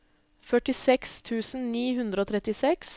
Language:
Norwegian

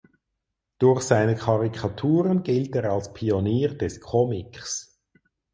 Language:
German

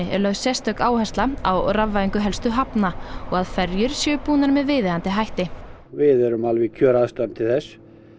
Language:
Icelandic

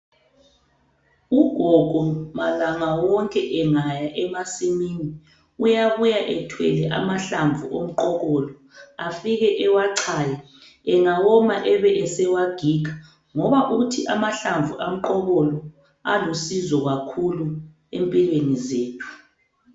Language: North Ndebele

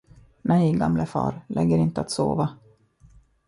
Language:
Swedish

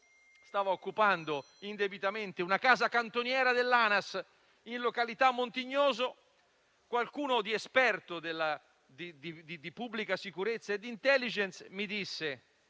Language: Italian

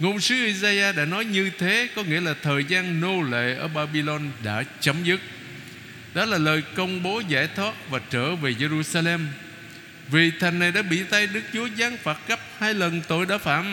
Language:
Vietnamese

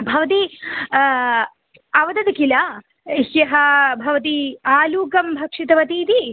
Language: Sanskrit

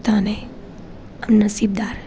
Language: Gujarati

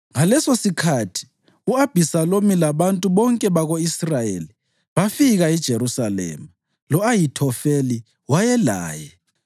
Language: North Ndebele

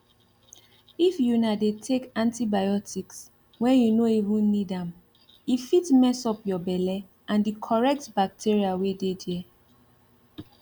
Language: Nigerian Pidgin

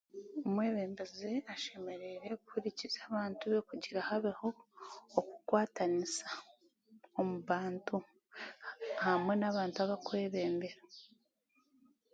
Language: Chiga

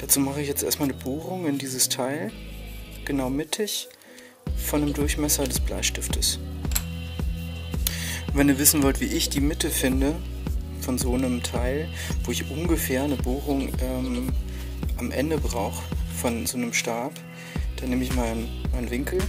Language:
German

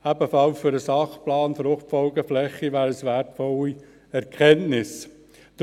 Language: Swiss German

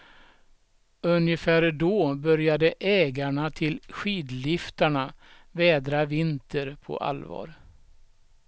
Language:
Swedish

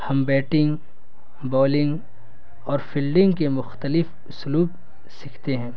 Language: Urdu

